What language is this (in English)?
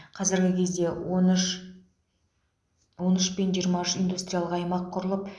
Kazakh